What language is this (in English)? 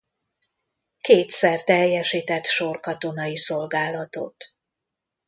Hungarian